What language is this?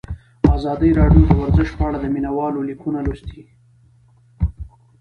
Pashto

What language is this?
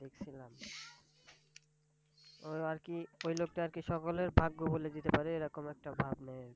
Bangla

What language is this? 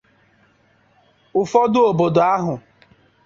Igbo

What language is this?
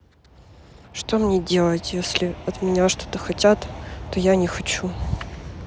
Russian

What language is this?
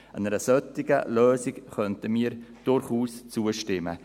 Swiss German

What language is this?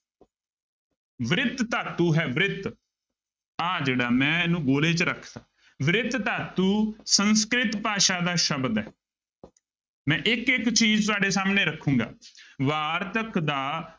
Punjabi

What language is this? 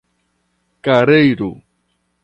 Portuguese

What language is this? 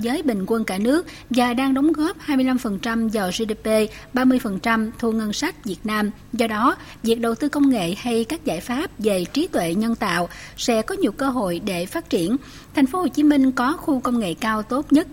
Vietnamese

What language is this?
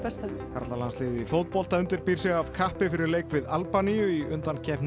Icelandic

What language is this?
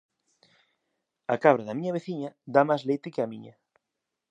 Galician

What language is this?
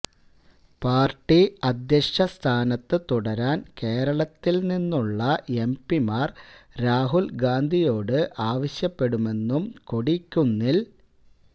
Malayalam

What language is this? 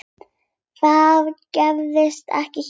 Icelandic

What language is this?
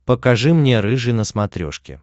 Russian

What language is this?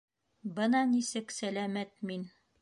Bashkir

